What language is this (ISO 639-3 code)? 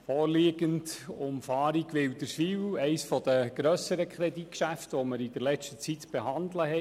gsw